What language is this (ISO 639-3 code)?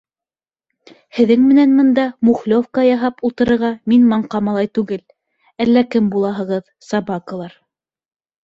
bak